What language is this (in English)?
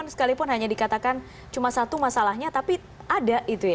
Indonesian